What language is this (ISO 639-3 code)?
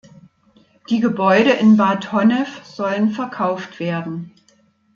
deu